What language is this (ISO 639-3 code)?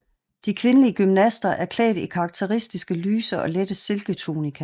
dan